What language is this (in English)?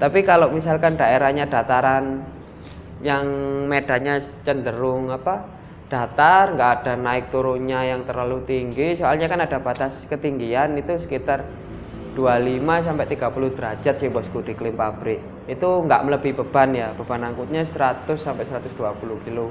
Indonesian